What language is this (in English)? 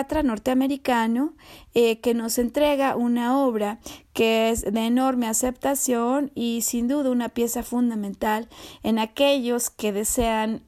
Spanish